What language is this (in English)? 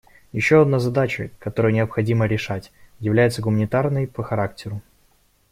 Russian